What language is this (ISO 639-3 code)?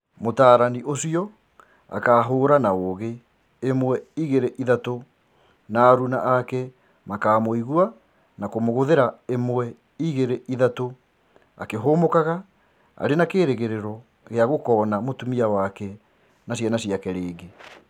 kik